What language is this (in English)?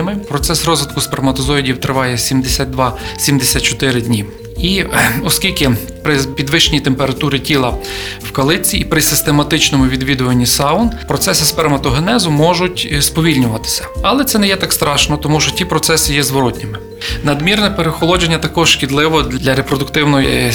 Ukrainian